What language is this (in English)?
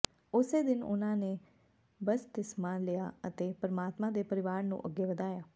Punjabi